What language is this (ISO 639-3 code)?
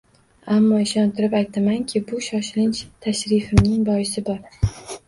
uzb